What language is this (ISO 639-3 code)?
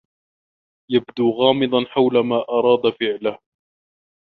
ara